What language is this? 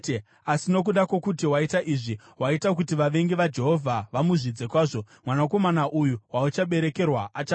Shona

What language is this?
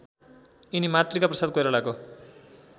Nepali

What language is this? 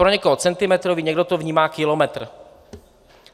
Czech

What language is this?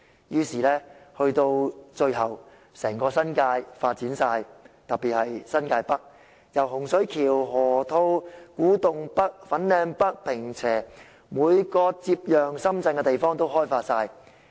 Cantonese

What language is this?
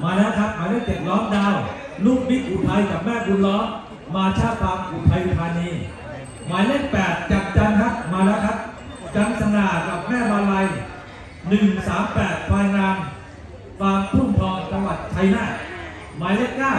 Thai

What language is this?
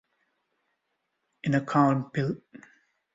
English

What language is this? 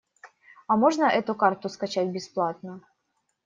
Russian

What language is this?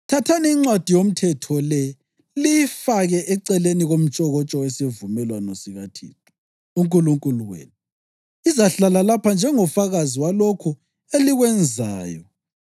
North Ndebele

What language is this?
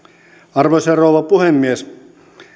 Finnish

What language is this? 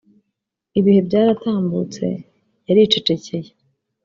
Kinyarwanda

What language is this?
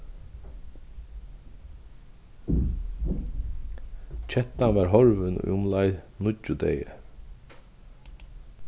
Faroese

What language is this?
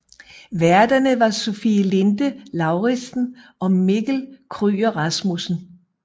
Danish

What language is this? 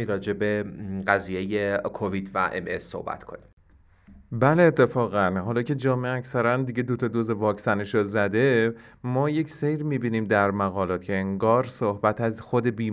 Persian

